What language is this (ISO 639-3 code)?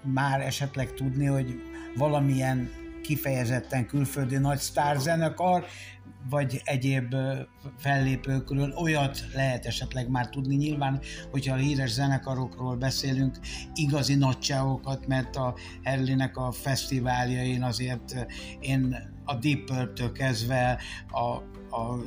hun